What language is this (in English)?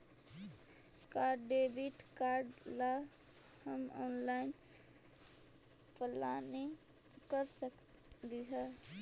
Magahi